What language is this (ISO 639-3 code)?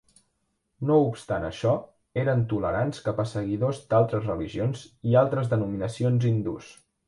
cat